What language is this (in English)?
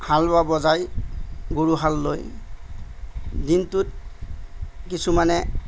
Assamese